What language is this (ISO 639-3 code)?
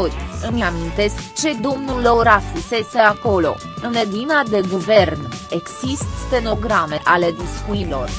ron